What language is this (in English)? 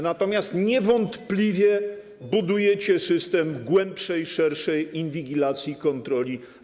Polish